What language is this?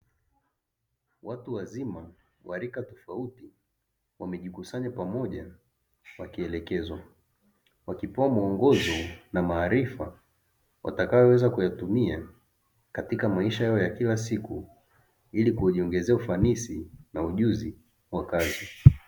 Swahili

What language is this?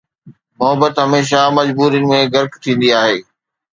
Sindhi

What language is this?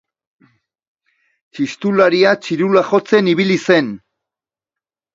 Basque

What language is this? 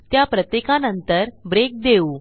Marathi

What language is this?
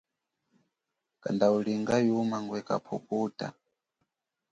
Chokwe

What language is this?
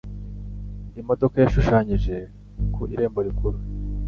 Kinyarwanda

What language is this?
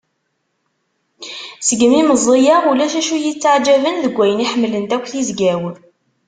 Kabyle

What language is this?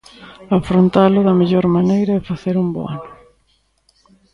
Galician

